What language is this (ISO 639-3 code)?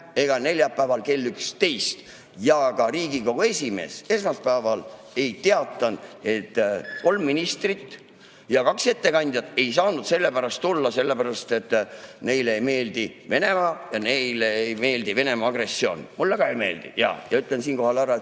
est